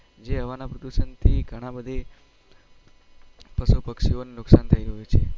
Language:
Gujarati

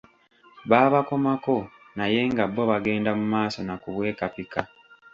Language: Ganda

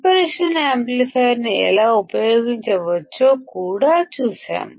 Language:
Telugu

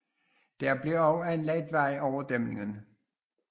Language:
Danish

